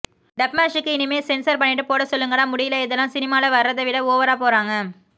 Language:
Tamil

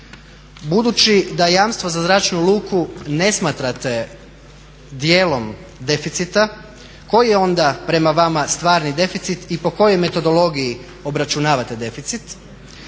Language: Croatian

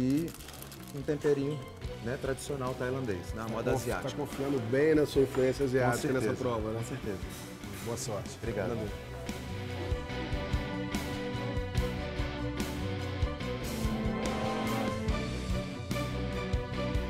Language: Portuguese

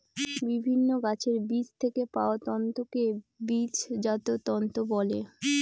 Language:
Bangla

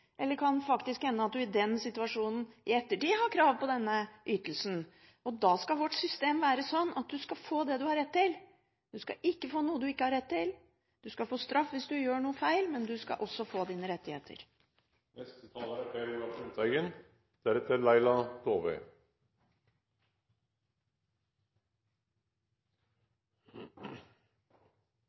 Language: Norwegian Bokmål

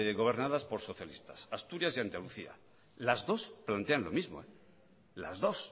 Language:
Spanish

